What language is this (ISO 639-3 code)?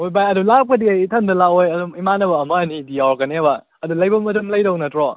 mni